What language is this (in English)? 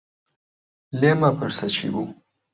Central Kurdish